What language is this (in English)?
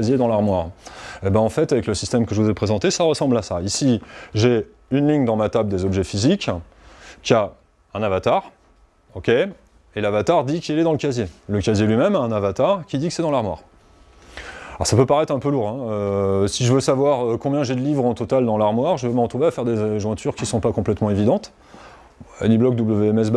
French